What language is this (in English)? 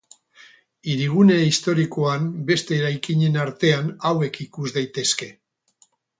Basque